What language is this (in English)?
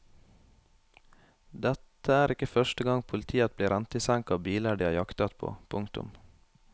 Norwegian